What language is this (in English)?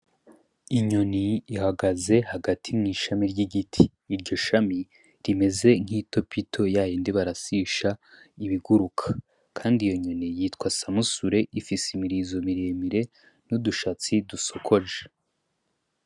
Rundi